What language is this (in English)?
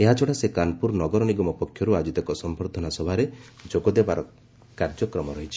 Odia